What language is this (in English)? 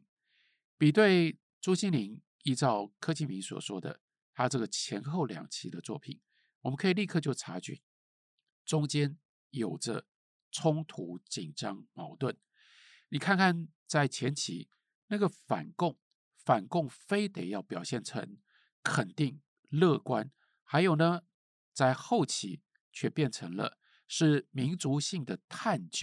Chinese